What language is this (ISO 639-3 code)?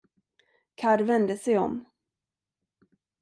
swe